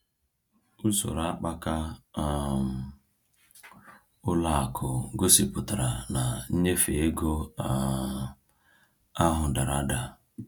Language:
Igbo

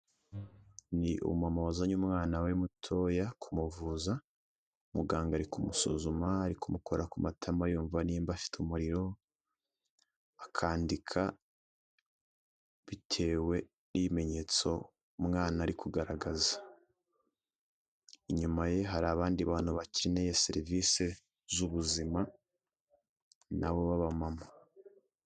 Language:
Kinyarwanda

